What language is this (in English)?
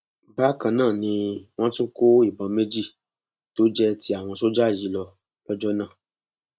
Yoruba